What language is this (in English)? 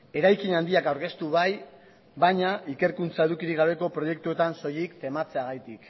Basque